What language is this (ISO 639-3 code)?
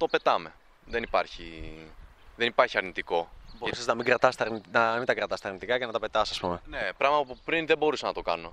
ell